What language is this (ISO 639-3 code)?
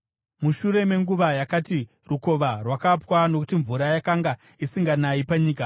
sna